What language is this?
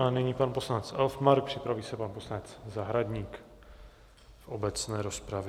Czech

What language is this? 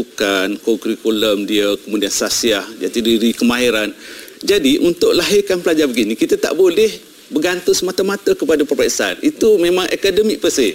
Malay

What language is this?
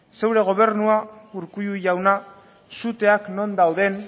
Basque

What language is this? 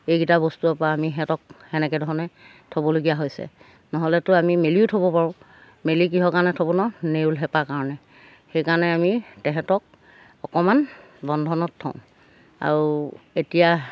Assamese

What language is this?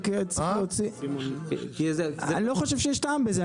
Hebrew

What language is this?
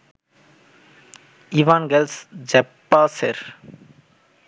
Bangla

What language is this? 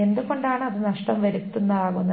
Malayalam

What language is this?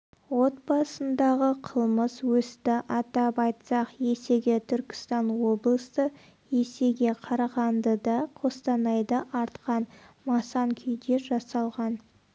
Kazakh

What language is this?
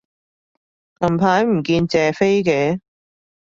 Cantonese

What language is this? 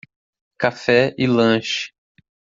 Portuguese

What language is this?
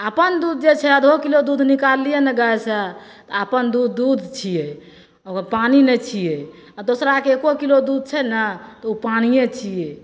Maithili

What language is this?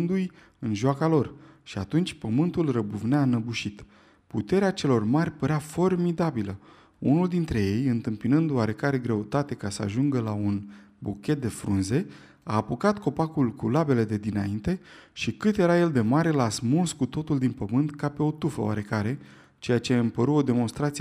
Romanian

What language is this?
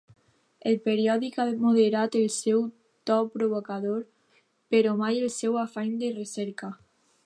Catalan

